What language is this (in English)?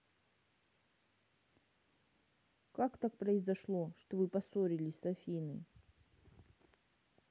Russian